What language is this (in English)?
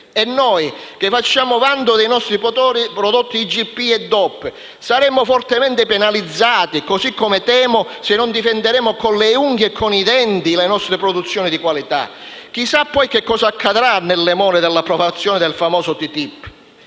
Italian